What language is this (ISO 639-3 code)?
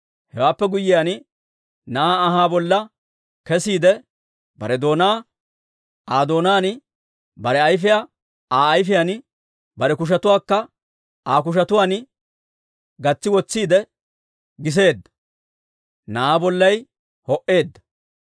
dwr